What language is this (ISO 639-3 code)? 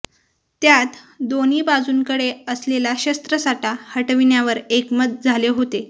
mar